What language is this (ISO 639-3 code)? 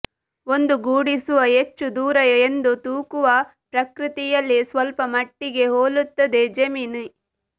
kan